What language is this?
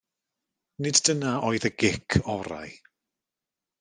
Welsh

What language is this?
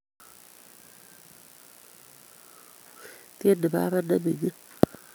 Kalenjin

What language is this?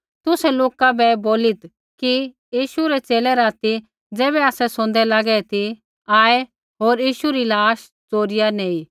Kullu Pahari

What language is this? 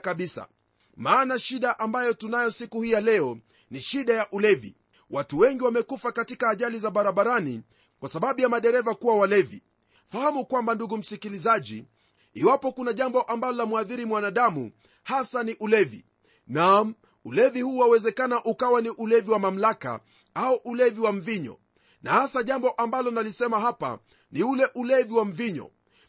Swahili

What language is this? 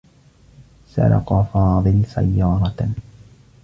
Arabic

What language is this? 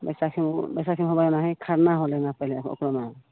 Maithili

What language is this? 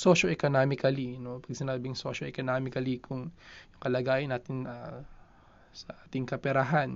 Filipino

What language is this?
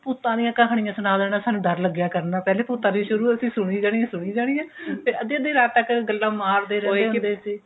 Punjabi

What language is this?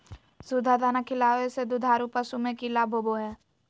Magahi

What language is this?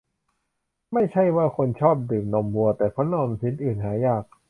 Thai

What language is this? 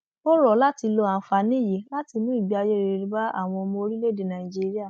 Yoruba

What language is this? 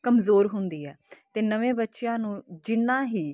Punjabi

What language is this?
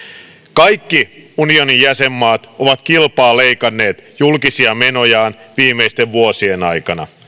Finnish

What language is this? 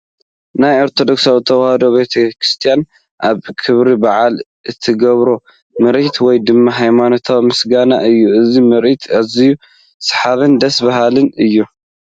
Tigrinya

